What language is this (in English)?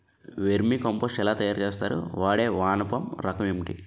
Telugu